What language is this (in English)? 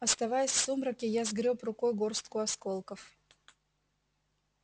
Russian